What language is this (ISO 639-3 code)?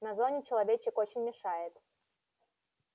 rus